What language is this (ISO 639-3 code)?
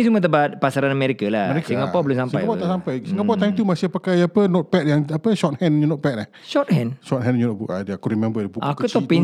msa